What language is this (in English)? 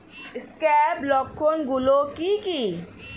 Bangla